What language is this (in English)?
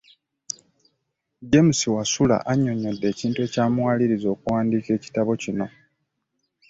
Ganda